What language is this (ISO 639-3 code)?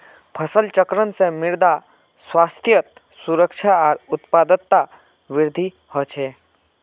mag